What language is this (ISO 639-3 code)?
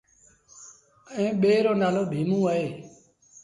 sbn